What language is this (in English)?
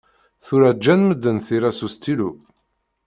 Kabyle